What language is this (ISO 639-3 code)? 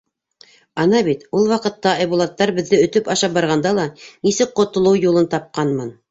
bak